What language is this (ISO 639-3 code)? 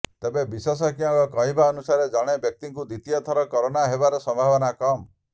ori